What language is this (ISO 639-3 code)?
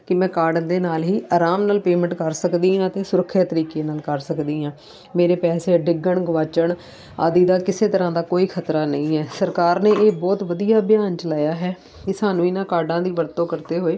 pan